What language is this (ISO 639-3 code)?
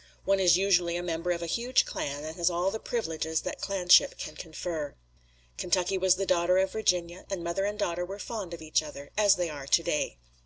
eng